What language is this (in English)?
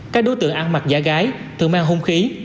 Vietnamese